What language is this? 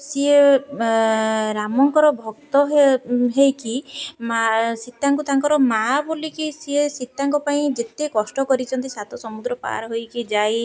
Odia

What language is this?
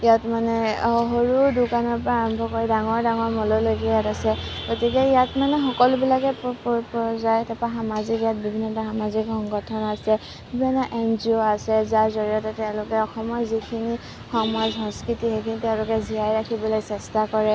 Assamese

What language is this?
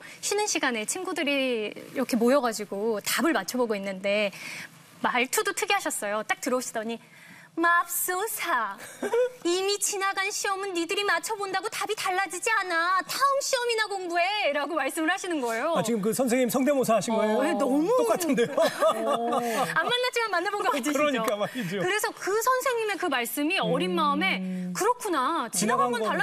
Korean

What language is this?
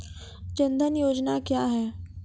Maithili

